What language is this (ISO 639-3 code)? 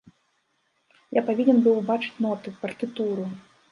bel